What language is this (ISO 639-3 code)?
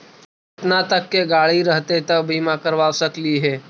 mag